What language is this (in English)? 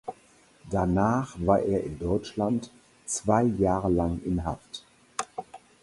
German